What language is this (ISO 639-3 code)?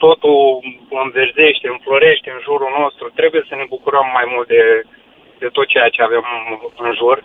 ron